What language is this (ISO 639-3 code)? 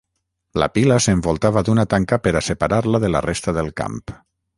cat